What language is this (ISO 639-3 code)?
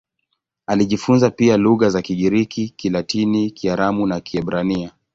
swa